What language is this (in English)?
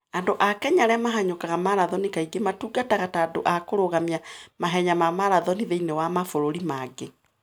Kikuyu